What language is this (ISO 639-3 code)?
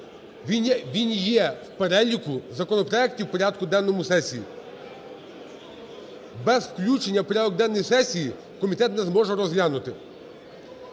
ukr